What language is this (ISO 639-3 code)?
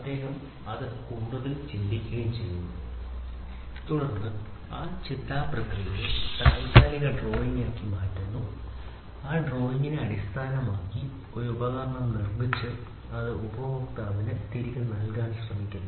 mal